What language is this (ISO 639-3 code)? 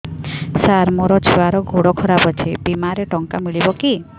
ori